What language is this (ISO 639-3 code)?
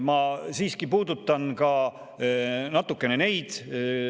est